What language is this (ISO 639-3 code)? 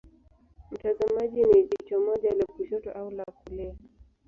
swa